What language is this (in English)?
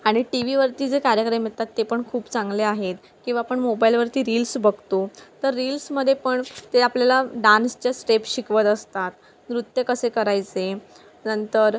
Marathi